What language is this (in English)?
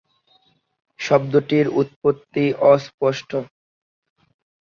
Bangla